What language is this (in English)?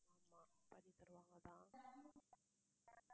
Tamil